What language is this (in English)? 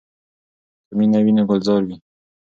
Pashto